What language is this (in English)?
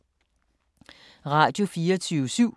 Danish